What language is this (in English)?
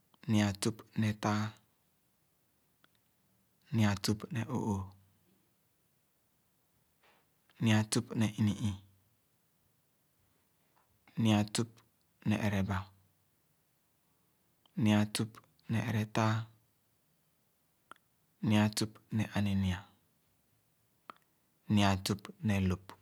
Khana